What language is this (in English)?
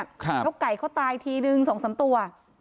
Thai